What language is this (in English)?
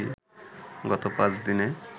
Bangla